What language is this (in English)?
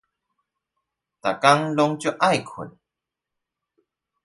Chinese